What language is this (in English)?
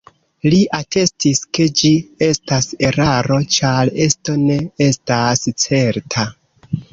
Esperanto